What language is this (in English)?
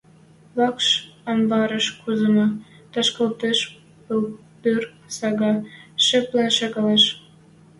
Western Mari